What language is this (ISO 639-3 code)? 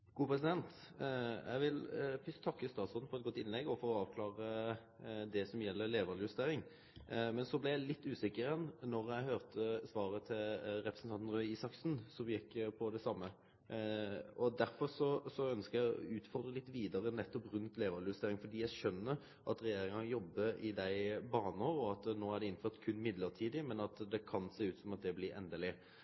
nno